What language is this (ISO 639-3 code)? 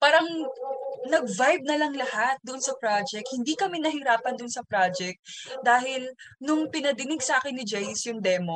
fil